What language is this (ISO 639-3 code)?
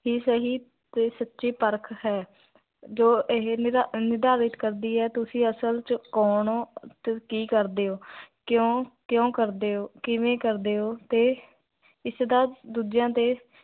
pan